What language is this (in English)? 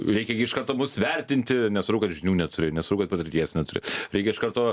Lithuanian